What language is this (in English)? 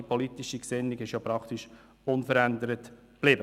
Swiss German